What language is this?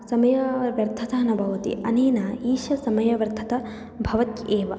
Sanskrit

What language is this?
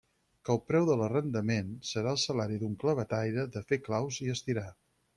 Catalan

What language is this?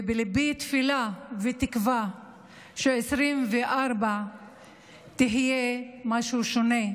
Hebrew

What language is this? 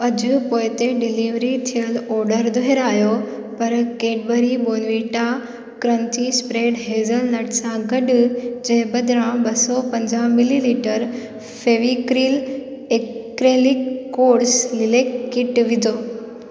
Sindhi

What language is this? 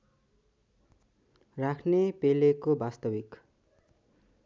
Nepali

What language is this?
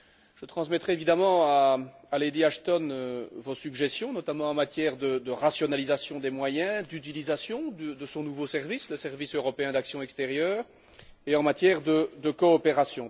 French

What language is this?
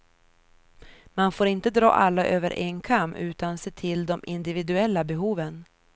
Swedish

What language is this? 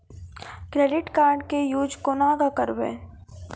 Maithili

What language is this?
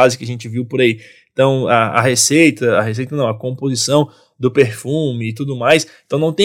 Portuguese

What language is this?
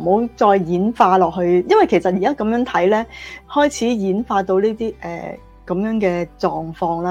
Chinese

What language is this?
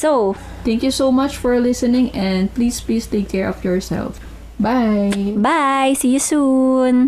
Filipino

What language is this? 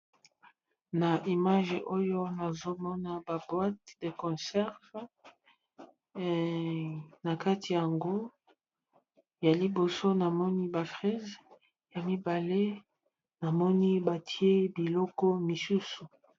Lingala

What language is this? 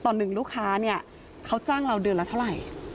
Thai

